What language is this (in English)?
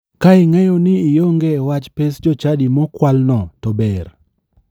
Luo (Kenya and Tanzania)